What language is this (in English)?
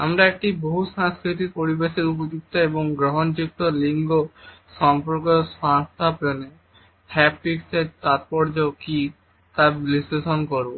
Bangla